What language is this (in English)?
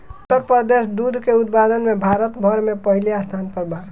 Bhojpuri